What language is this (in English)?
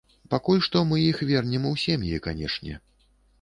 Belarusian